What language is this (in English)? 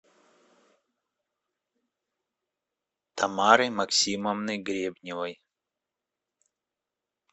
Russian